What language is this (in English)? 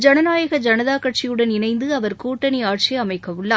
Tamil